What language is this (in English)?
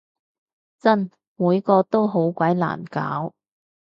Cantonese